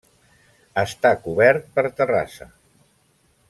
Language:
Catalan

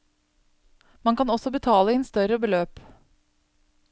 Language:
Norwegian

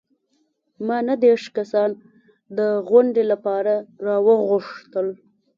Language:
Pashto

